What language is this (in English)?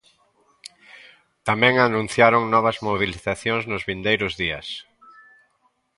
Galician